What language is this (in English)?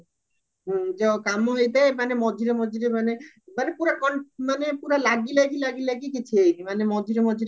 Odia